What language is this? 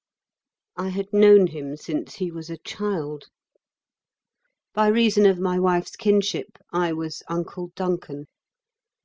English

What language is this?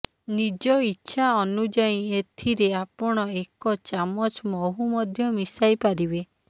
Odia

